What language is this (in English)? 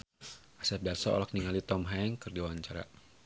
Sundanese